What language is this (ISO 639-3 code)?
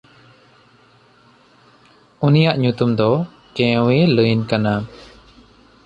sat